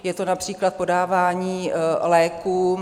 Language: Czech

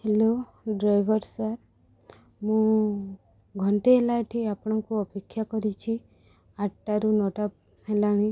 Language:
Odia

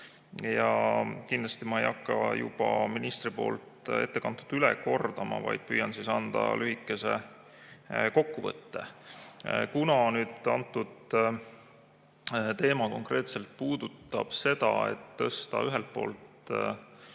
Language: Estonian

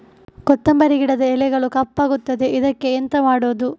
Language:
Kannada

